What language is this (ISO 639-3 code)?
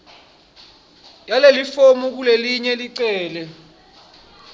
ssw